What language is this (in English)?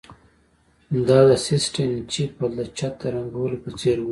Pashto